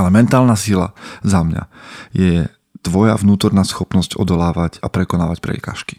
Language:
Slovak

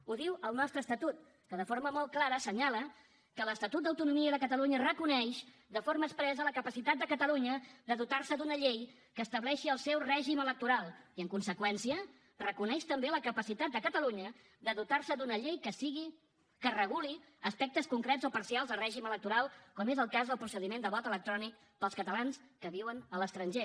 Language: Catalan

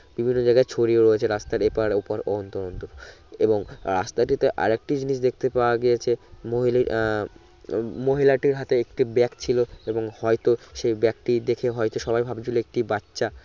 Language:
Bangla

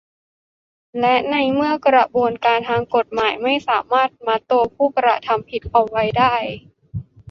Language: Thai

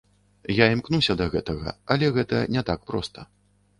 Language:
Belarusian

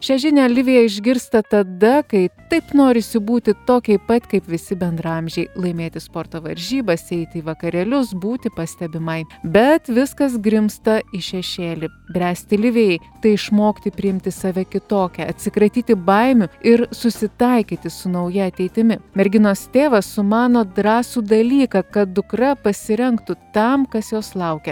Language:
Lithuanian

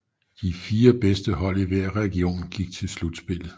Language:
Danish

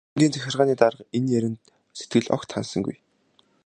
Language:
Mongolian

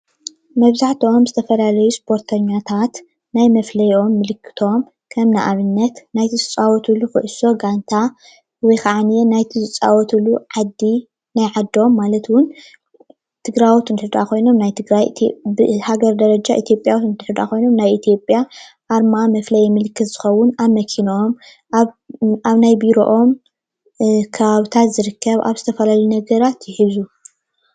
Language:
Tigrinya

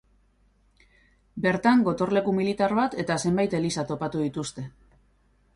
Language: Basque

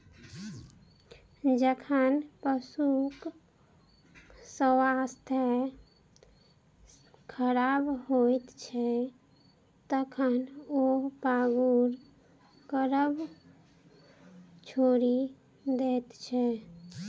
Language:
Maithili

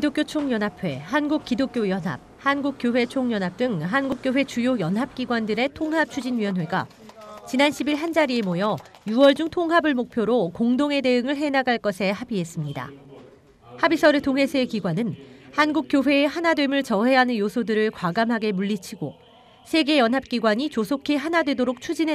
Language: Korean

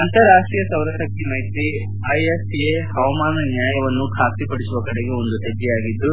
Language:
Kannada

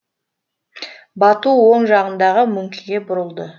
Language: Kazakh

